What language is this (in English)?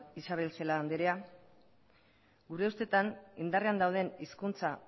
Basque